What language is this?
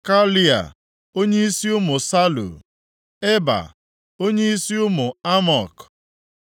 Igbo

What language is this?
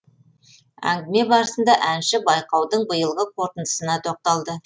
Kazakh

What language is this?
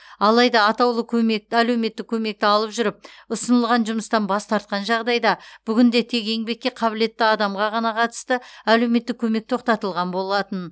Kazakh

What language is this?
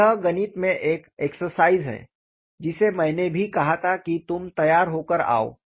Hindi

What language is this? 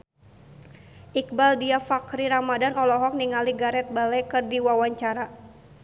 Sundanese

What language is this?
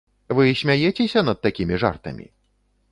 Belarusian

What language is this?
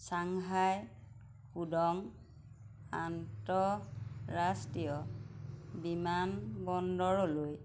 Assamese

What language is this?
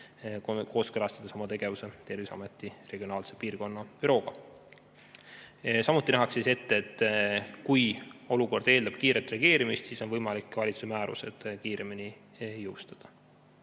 Estonian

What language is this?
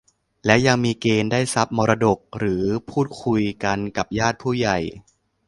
Thai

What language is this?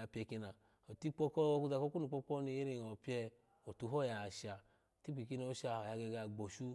Alago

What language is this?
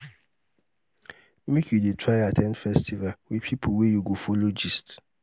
Nigerian Pidgin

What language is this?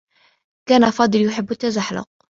Arabic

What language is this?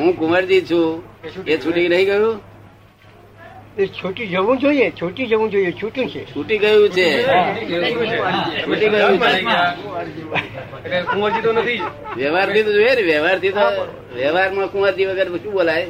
Gujarati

